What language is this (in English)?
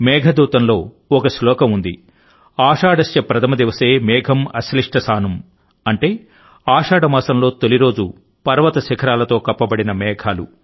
Telugu